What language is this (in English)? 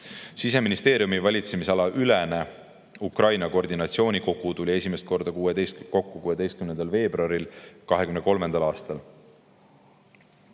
Estonian